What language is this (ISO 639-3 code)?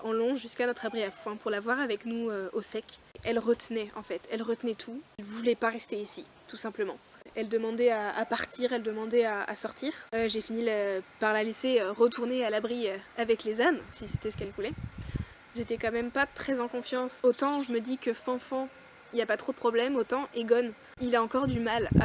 fra